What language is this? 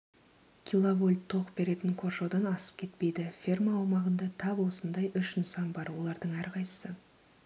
Kazakh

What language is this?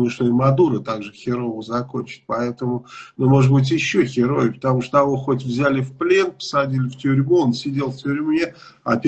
Russian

